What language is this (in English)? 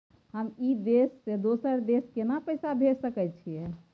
Maithili